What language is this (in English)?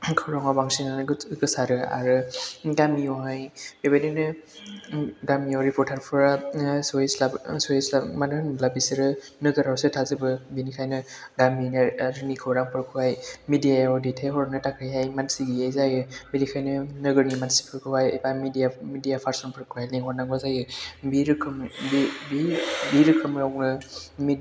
Bodo